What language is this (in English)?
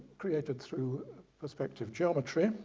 English